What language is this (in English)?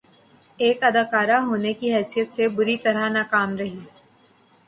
Urdu